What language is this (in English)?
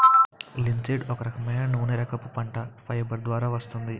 Telugu